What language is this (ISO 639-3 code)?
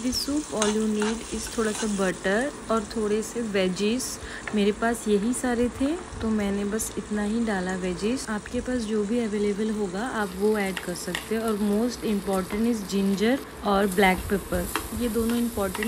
hin